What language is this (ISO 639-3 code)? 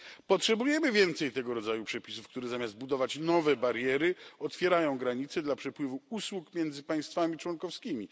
pol